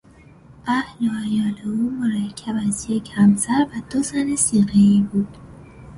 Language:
Persian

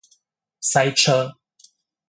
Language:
Chinese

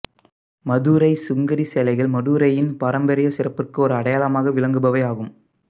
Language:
Tamil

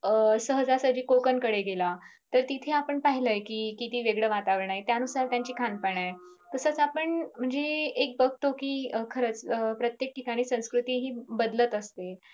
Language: Marathi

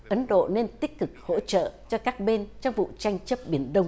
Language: Vietnamese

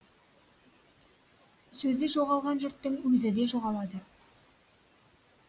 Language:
Kazakh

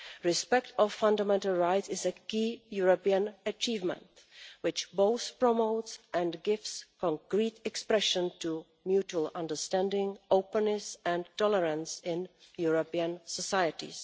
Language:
English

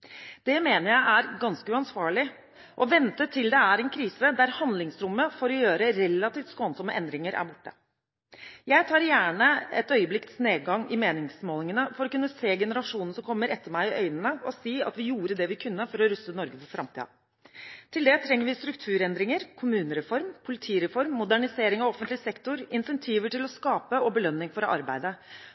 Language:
Norwegian Bokmål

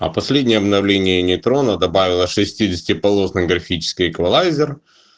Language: Russian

